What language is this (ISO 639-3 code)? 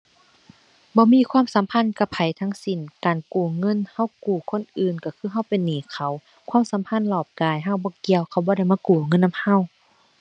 tha